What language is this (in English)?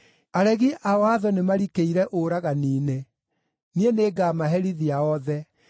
Kikuyu